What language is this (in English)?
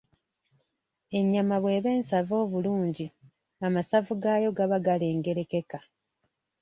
Ganda